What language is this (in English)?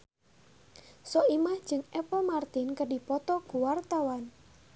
Sundanese